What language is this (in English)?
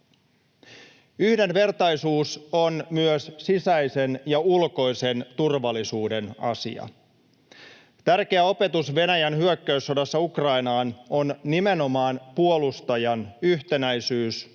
Finnish